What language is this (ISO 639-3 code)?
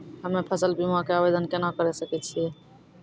mai